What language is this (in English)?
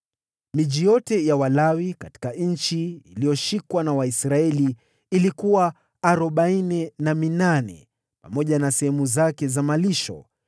Swahili